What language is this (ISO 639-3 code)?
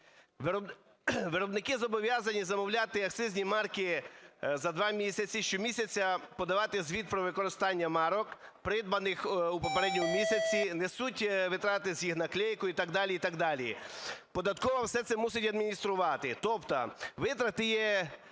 ukr